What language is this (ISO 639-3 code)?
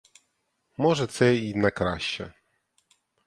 ukr